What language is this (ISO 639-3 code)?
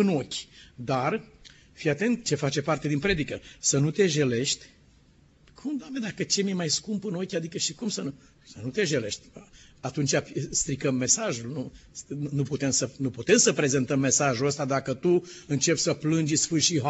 ron